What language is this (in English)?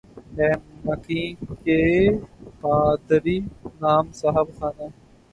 Urdu